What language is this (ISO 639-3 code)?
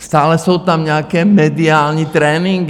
ces